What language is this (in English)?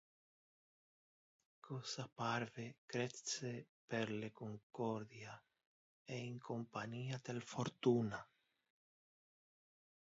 Interlingua